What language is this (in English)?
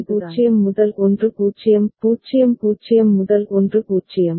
Tamil